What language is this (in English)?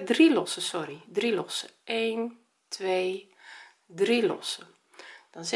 Dutch